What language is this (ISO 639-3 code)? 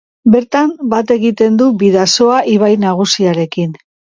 eus